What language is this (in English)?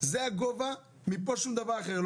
Hebrew